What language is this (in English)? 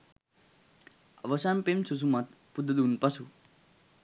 Sinhala